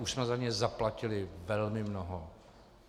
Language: Czech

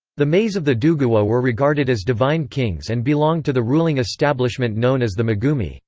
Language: English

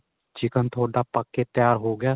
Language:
Punjabi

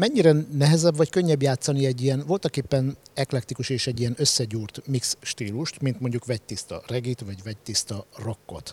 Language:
Hungarian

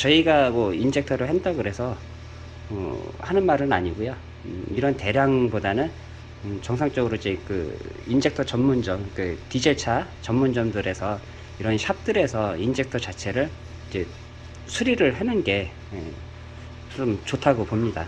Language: Korean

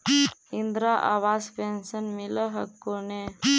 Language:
Magahi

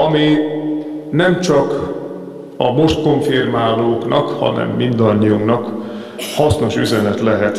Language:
Hungarian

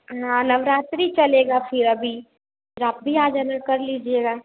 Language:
Hindi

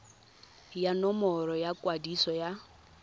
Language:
Tswana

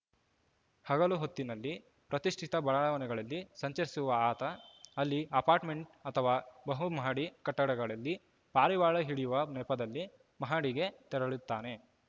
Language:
Kannada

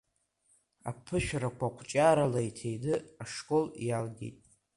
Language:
Abkhazian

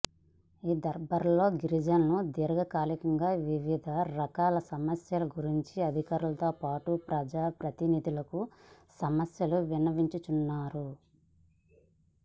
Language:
Telugu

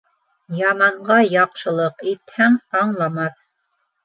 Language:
Bashkir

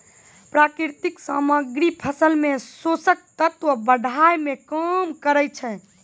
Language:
Maithili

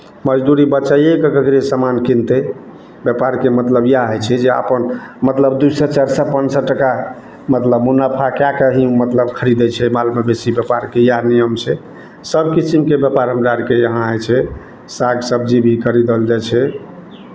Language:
Maithili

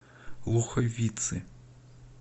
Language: Russian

